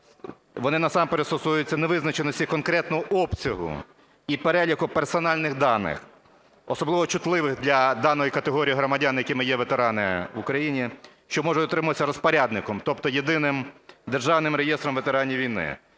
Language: Ukrainian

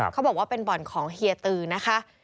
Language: Thai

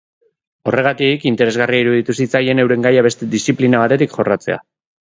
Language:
Basque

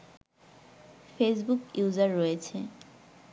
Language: Bangla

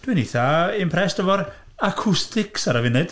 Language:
Welsh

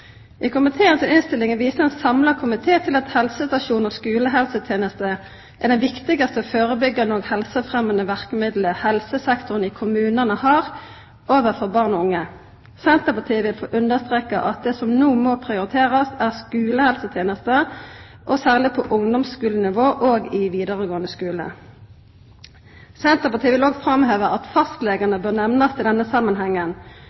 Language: Norwegian Nynorsk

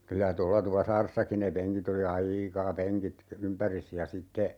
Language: Finnish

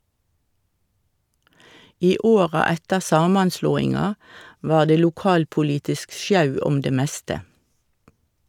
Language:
Norwegian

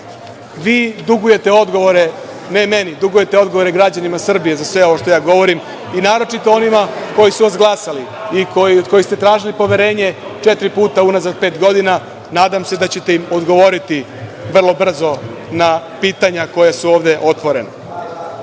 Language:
Serbian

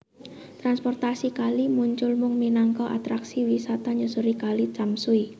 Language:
Javanese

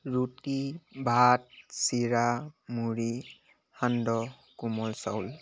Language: Assamese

